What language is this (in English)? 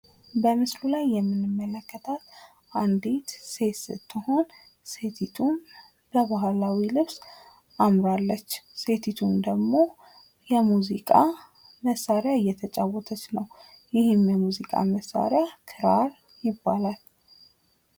Amharic